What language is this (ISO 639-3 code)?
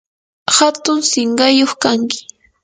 qur